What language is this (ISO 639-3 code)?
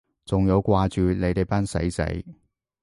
yue